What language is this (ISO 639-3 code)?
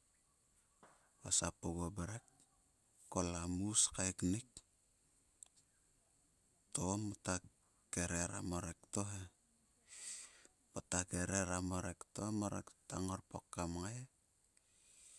sua